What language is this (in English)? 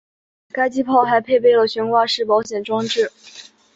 Chinese